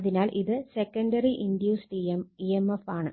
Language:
Malayalam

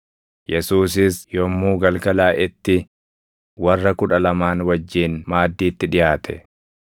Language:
Oromo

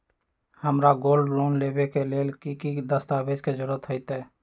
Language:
Magahi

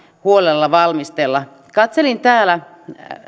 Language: Finnish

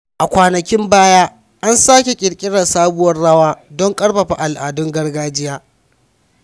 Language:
Hausa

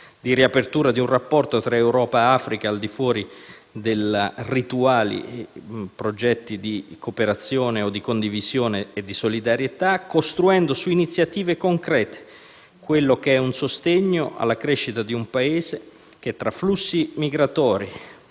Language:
Italian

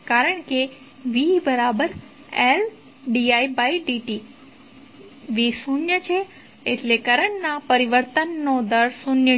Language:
Gujarati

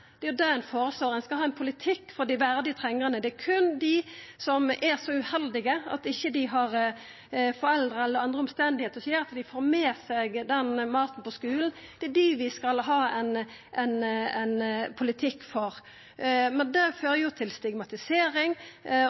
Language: Norwegian Nynorsk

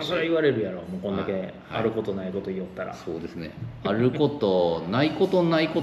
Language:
Japanese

